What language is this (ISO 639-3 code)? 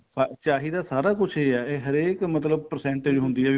pan